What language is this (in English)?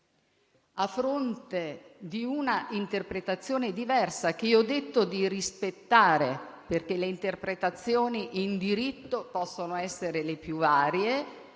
Italian